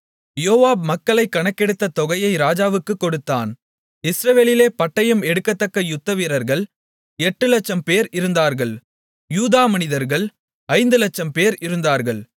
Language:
Tamil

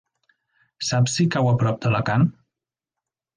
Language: Catalan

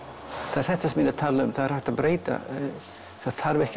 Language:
Icelandic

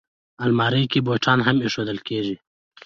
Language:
Pashto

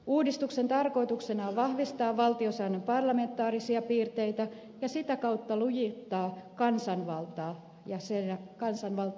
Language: Finnish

